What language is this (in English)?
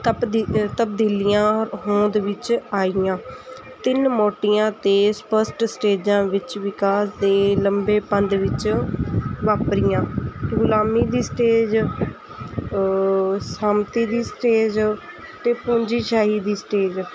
Punjabi